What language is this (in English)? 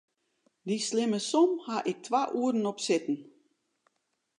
Western Frisian